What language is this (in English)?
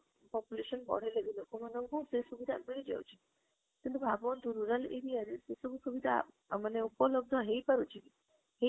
Odia